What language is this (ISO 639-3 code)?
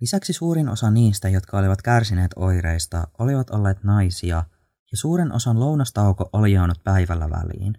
fin